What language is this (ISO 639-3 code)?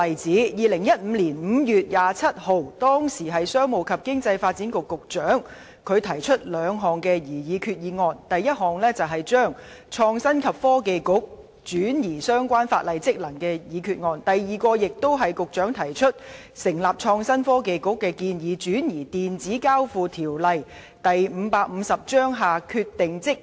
yue